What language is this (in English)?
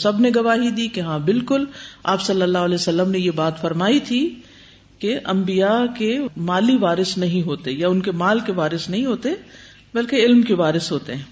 Urdu